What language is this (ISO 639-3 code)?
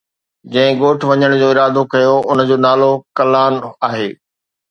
snd